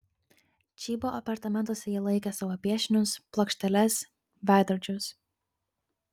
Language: Lithuanian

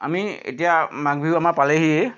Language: Assamese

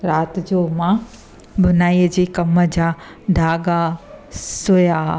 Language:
Sindhi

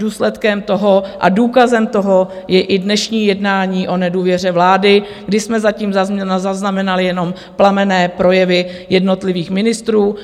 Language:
Czech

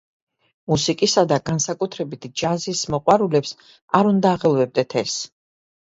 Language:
Georgian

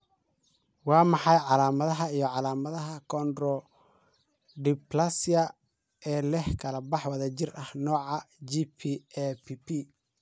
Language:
Somali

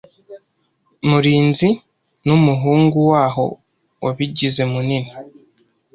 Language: Kinyarwanda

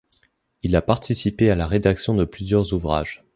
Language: French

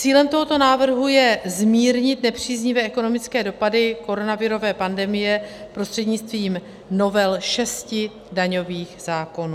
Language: Czech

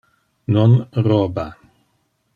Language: Interlingua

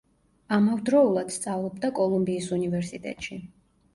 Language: Georgian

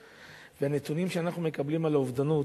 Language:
Hebrew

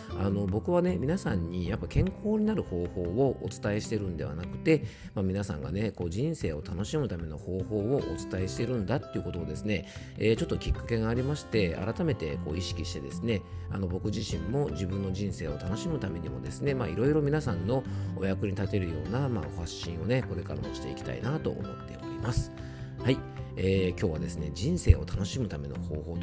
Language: Japanese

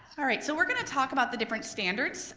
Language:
English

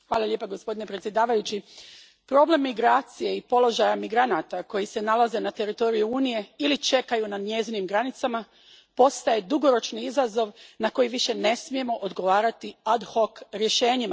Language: Croatian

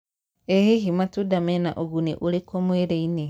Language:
Kikuyu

